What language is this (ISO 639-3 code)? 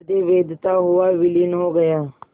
hin